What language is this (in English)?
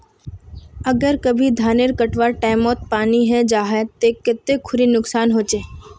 Magahi